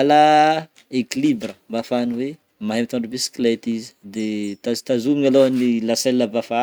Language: Northern Betsimisaraka Malagasy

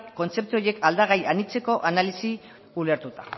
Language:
Basque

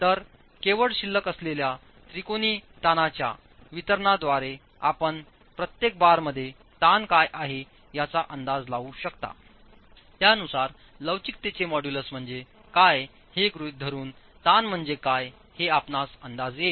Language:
Marathi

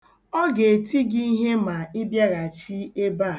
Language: Igbo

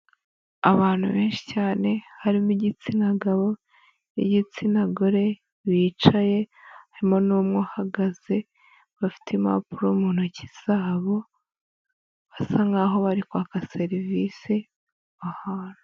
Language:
Kinyarwanda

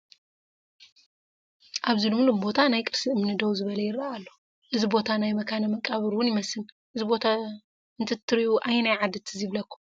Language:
Tigrinya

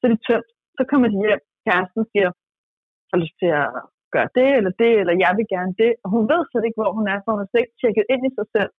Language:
Danish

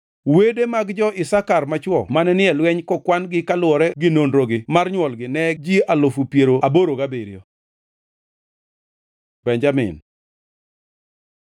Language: Luo (Kenya and Tanzania)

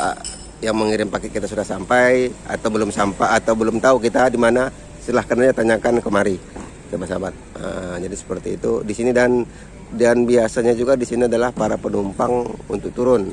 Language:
Indonesian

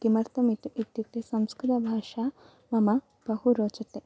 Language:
Sanskrit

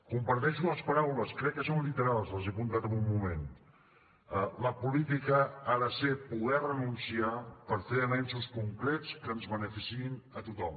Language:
Catalan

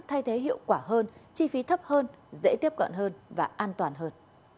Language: Vietnamese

